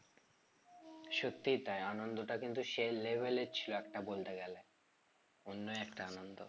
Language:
Bangla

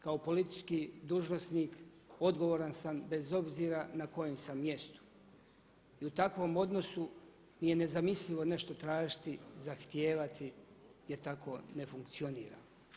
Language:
Croatian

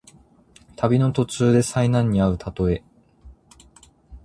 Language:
Japanese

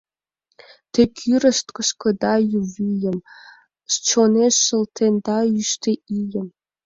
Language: Mari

